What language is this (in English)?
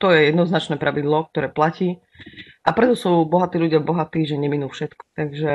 Slovak